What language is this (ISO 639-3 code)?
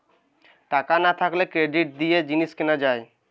ben